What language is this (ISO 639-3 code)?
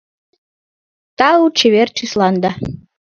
chm